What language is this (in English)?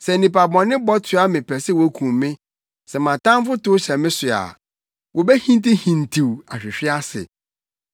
Akan